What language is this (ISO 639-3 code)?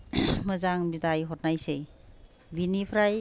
brx